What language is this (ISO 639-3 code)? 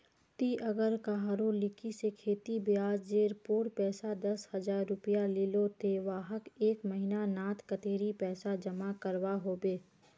mag